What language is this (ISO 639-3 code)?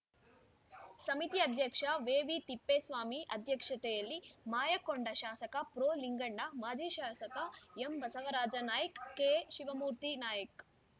kan